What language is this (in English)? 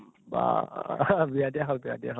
Assamese